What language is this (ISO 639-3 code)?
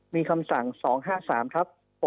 tha